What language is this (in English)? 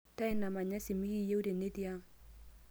Masai